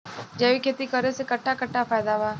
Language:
Bhojpuri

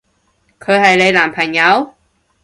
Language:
Cantonese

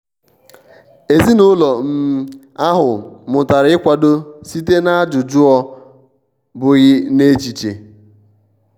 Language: Igbo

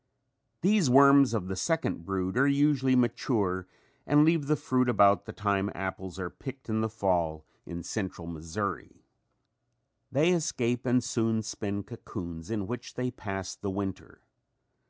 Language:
English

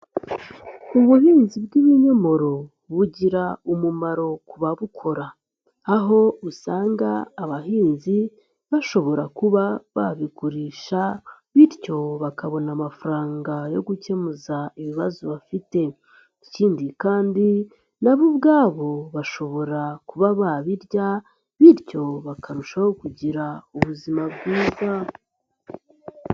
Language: Kinyarwanda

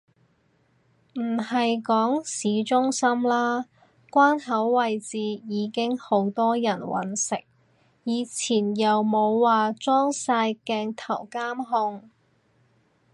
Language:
Cantonese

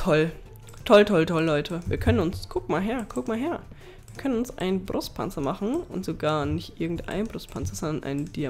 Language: German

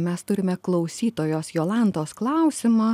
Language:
Lithuanian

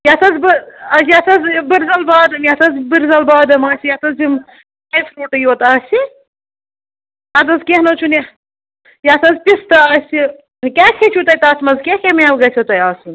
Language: Kashmiri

